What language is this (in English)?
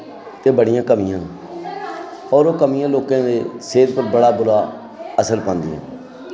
Dogri